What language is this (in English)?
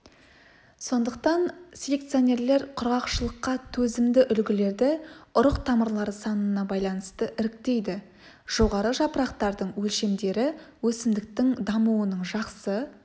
Kazakh